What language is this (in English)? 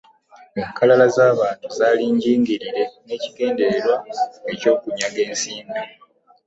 Ganda